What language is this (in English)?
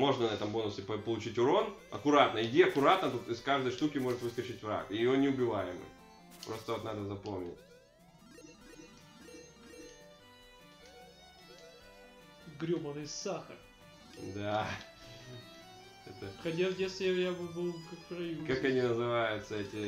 Russian